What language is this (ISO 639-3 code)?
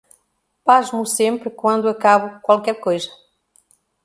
por